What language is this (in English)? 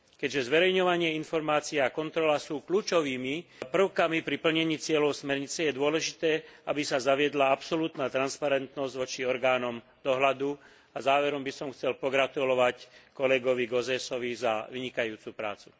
Slovak